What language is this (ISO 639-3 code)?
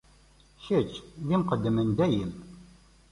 kab